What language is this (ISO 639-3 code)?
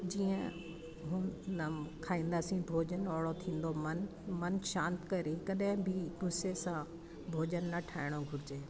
snd